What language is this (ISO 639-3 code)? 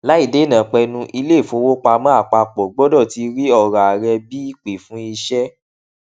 yor